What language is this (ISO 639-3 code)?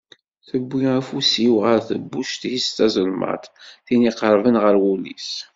kab